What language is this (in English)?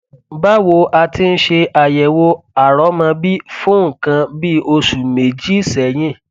Yoruba